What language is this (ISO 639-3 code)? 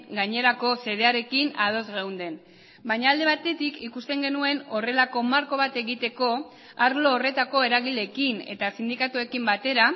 eus